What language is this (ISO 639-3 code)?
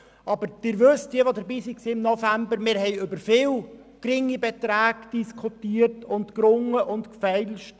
gsw